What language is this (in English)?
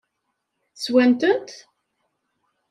Kabyle